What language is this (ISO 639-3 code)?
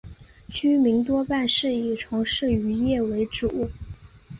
zho